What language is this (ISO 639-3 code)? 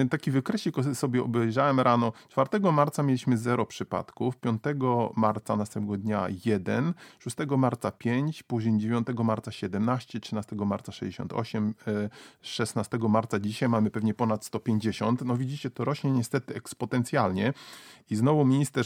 pol